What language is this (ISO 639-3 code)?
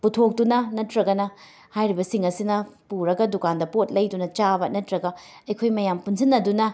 mni